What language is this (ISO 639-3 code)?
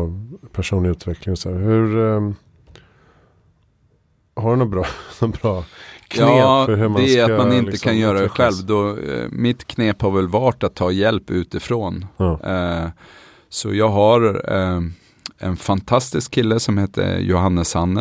swe